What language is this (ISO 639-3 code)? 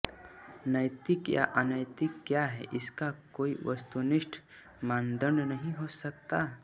hin